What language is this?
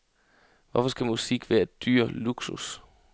Danish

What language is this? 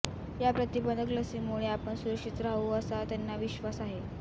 Marathi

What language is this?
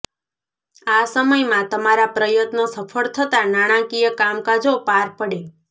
Gujarati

